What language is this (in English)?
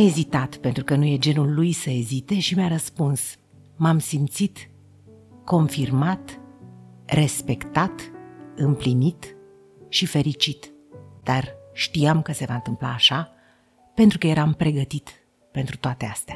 Romanian